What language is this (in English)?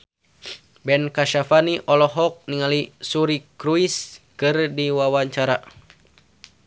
Sundanese